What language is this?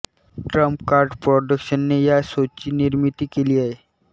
Marathi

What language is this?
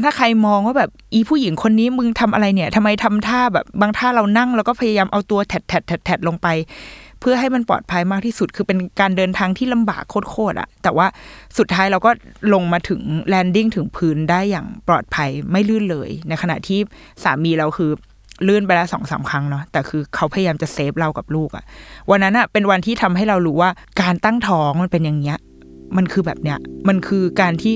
Thai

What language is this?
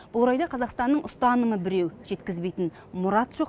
Kazakh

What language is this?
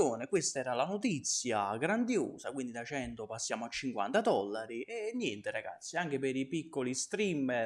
Italian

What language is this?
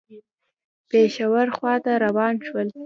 Pashto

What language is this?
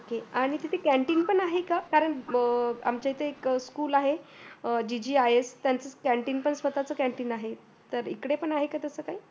Marathi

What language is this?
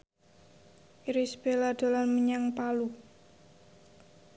Javanese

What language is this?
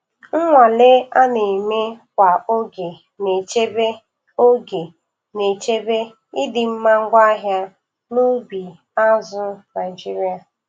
Igbo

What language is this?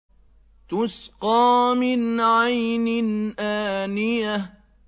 Arabic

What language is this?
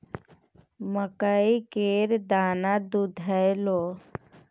Maithili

